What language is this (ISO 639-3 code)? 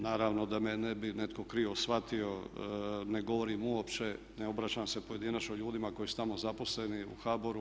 hrv